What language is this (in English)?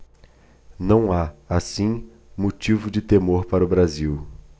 Portuguese